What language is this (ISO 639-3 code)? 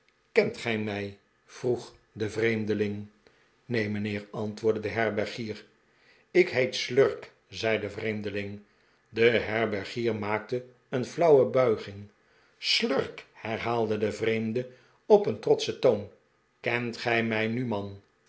nld